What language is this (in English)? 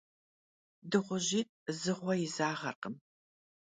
Kabardian